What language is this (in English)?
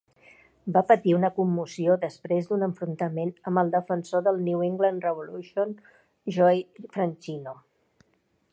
Catalan